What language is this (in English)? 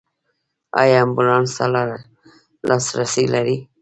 Pashto